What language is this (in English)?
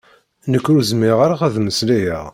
Kabyle